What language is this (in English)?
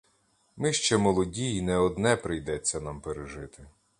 Ukrainian